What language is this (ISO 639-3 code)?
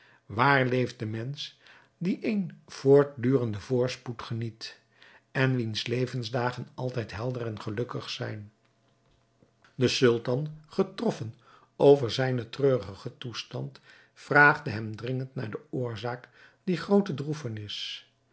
nld